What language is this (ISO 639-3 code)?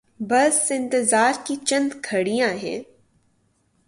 urd